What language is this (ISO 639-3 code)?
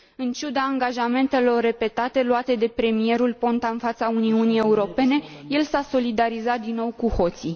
ron